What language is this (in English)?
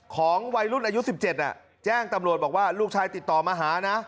Thai